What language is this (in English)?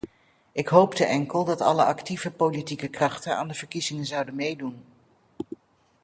Dutch